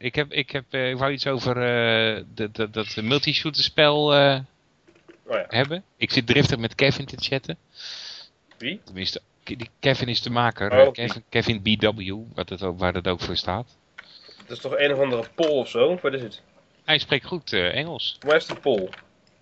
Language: Dutch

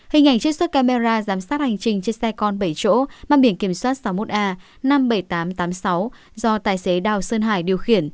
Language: Vietnamese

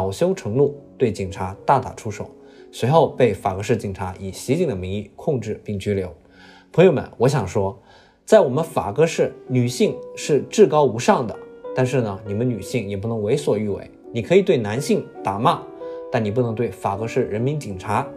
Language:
Chinese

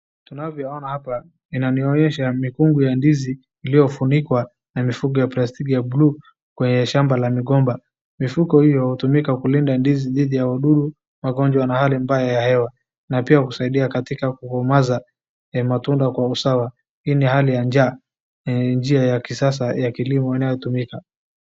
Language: Swahili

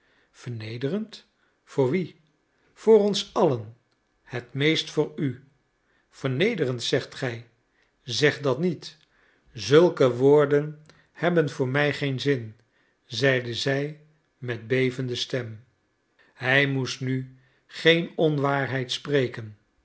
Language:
Dutch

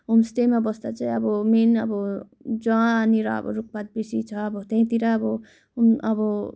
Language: Nepali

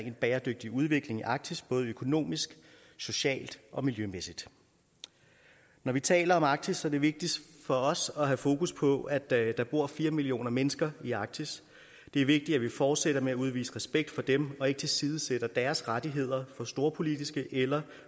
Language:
Danish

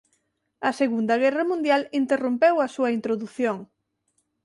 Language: Galician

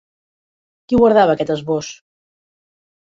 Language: Catalan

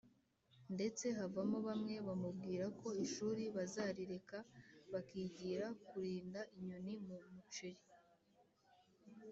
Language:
Kinyarwanda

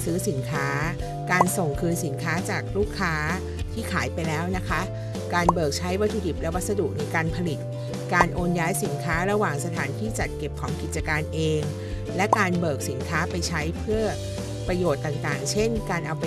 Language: Thai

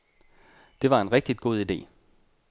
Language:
Danish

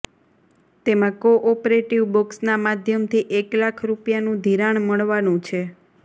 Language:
Gujarati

